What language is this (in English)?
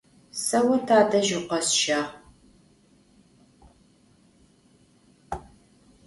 Adyghe